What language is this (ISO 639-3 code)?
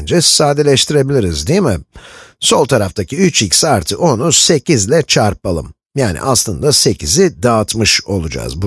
tur